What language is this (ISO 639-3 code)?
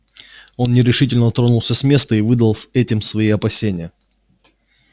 rus